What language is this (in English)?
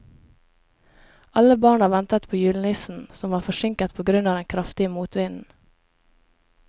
Norwegian